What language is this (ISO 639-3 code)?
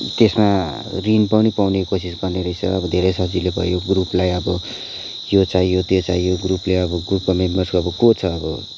nep